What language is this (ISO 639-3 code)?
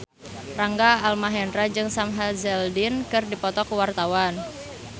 sun